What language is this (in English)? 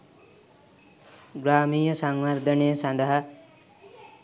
Sinhala